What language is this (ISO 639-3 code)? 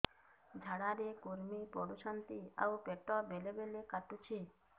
ori